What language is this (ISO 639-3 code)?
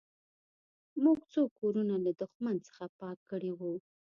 pus